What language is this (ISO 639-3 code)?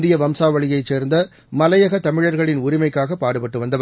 tam